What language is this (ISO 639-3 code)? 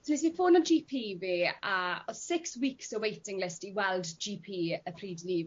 cym